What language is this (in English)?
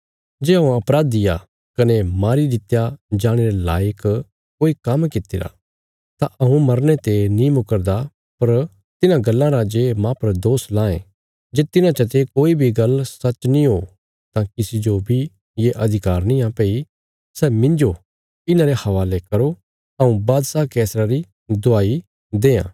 Bilaspuri